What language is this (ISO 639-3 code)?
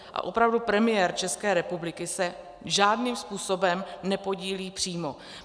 ces